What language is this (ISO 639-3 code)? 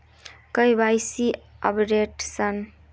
mag